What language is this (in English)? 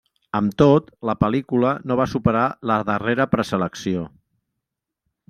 Catalan